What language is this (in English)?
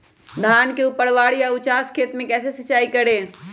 Magahi